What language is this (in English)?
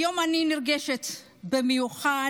Hebrew